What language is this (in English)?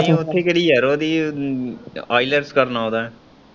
Punjabi